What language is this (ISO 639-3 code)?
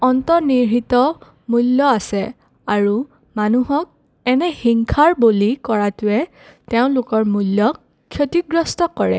asm